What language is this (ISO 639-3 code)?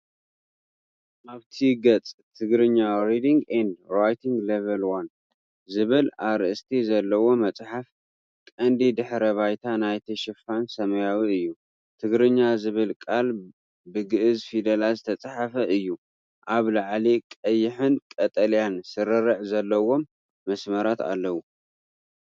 tir